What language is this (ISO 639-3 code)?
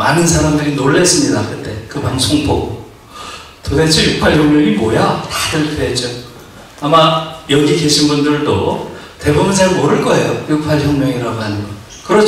kor